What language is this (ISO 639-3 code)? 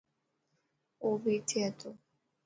mki